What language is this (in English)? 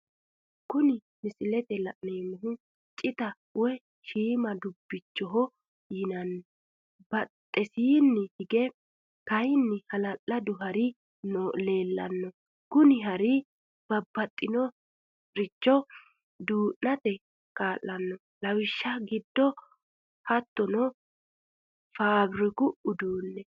Sidamo